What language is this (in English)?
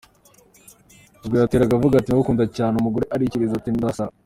Kinyarwanda